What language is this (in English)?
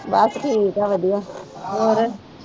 Punjabi